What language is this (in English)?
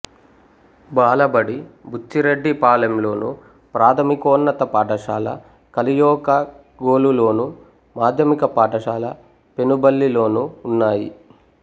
Telugu